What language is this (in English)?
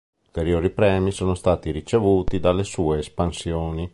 Italian